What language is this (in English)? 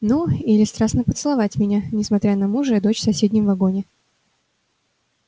Russian